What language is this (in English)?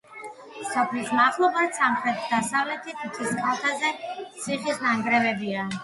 Georgian